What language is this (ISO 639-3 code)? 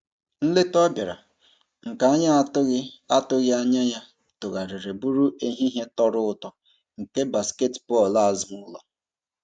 ibo